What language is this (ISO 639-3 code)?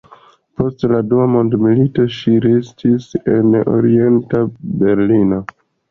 epo